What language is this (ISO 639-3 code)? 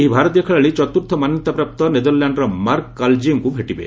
ori